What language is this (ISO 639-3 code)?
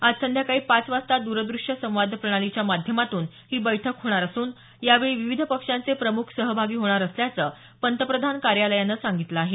mar